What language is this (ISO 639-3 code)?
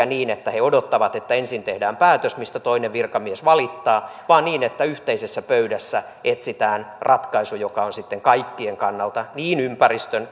fin